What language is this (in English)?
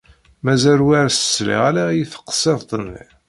Kabyle